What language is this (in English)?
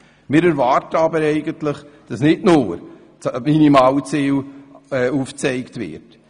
Swiss German